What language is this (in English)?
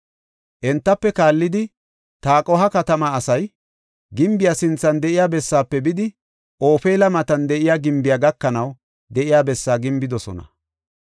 Gofa